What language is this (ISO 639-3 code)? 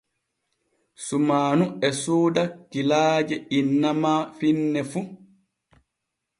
fue